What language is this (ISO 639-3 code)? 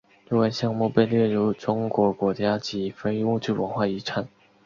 zho